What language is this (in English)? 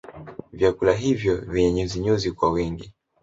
Swahili